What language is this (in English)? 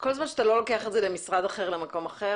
Hebrew